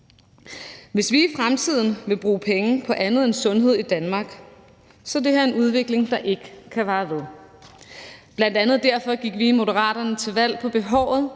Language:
Danish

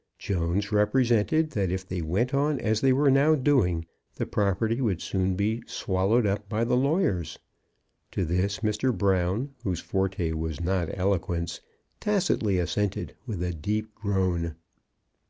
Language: English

